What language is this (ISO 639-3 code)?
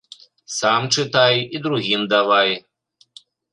bel